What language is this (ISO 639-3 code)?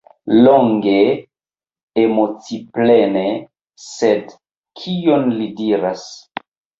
epo